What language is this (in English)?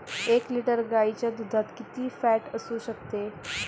Marathi